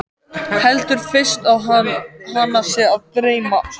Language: Icelandic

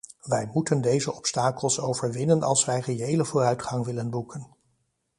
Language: Dutch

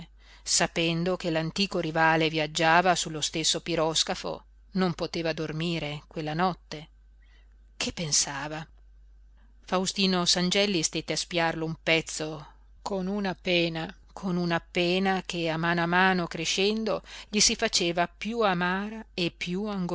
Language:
Italian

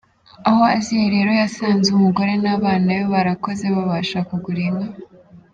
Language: Kinyarwanda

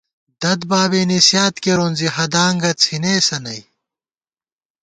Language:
Gawar-Bati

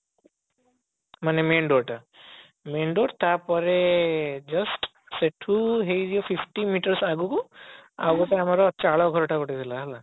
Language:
Odia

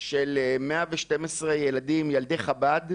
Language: Hebrew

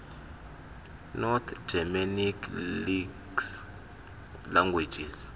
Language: Xhosa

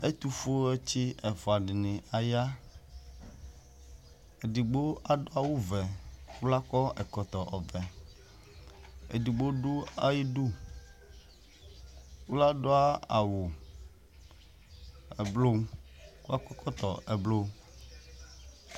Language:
Ikposo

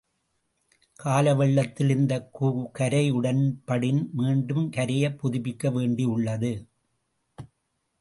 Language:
Tamil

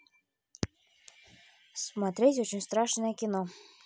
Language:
Russian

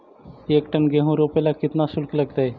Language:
Magahi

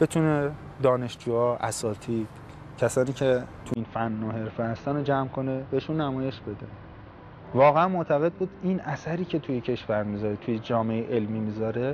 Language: Persian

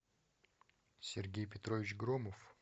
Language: Russian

